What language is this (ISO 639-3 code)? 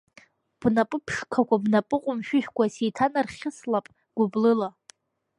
abk